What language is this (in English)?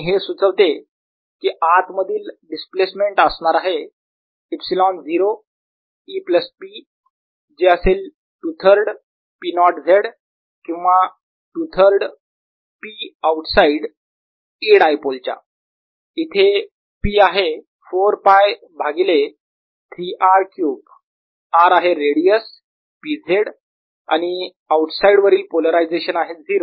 Marathi